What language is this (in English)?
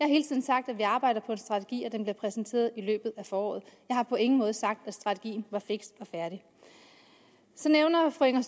Danish